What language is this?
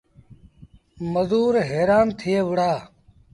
Sindhi Bhil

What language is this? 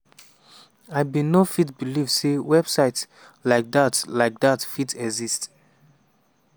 Nigerian Pidgin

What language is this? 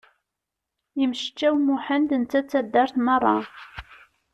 Kabyle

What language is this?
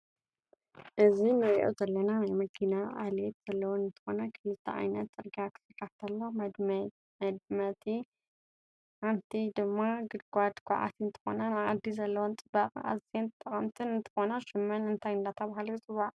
Tigrinya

